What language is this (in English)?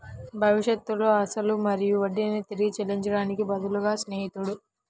Telugu